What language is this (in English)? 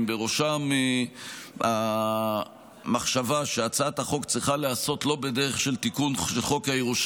Hebrew